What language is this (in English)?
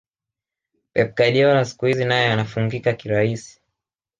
Swahili